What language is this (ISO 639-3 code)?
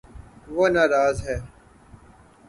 urd